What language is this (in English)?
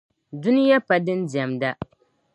Dagbani